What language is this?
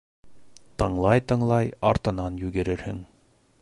Bashkir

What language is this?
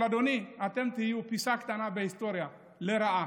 Hebrew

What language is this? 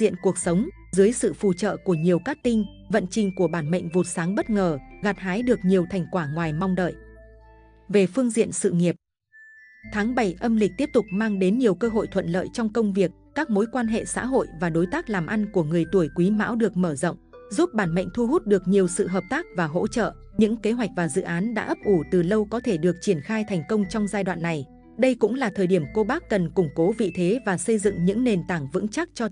Vietnamese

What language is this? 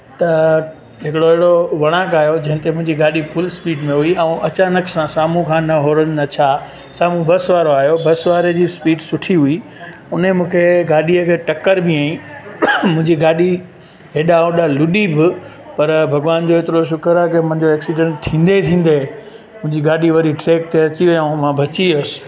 Sindhi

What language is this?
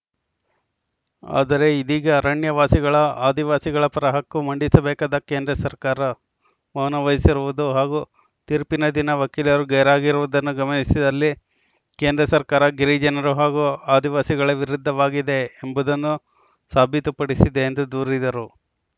Kannada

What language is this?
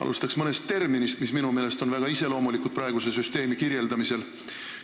Estonian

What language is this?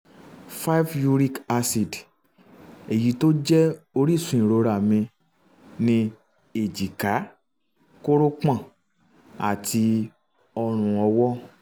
Yoruba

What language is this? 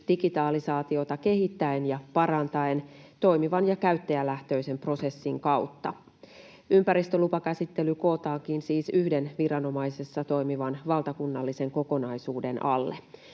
Finnish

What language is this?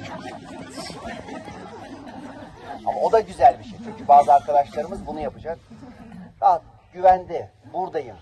Turkish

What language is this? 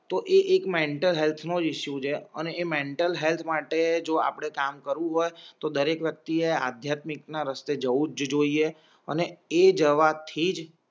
Gujarati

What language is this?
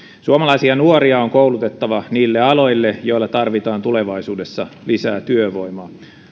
Finnish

